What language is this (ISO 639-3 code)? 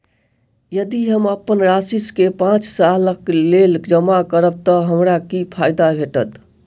mai